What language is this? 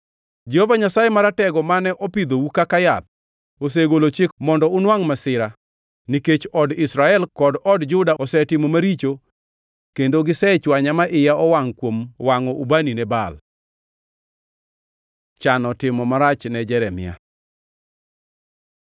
Luo (Kenya and Tanzania)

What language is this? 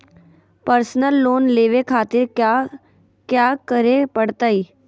Magahi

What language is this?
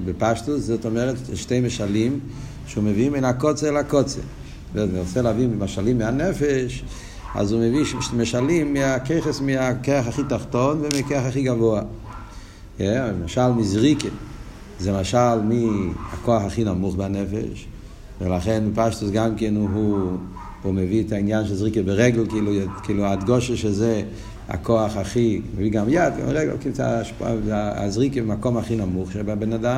Hebrew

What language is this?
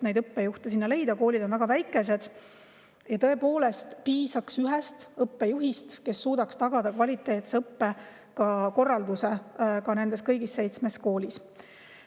Estonian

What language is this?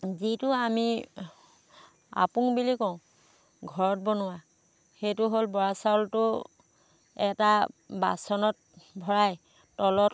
Assamese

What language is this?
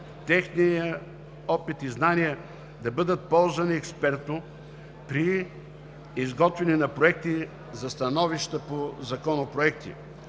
Bulgarian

